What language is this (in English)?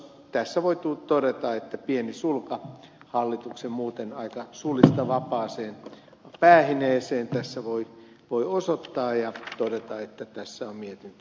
Finnish